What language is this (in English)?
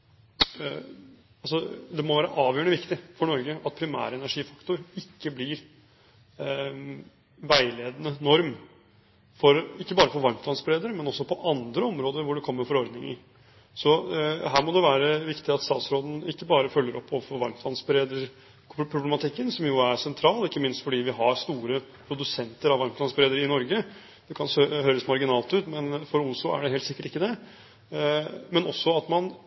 Norwegian Bokmål